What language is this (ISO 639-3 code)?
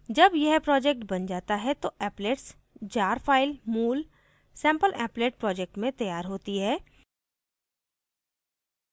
hin